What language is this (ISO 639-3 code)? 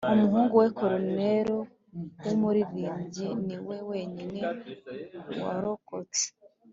kin